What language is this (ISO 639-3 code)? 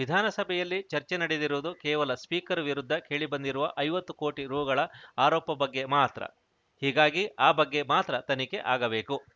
kan